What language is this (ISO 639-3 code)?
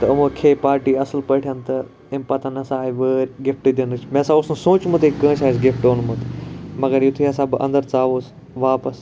kas